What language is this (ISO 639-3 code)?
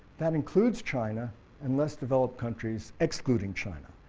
eng